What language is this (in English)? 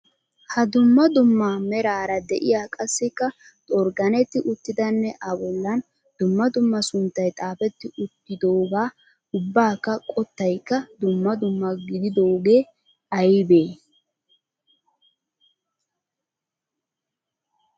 Wolaytta